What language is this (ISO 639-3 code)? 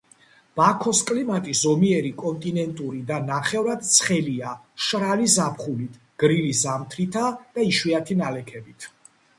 kat